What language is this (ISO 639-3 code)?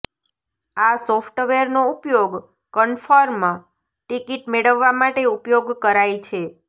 guj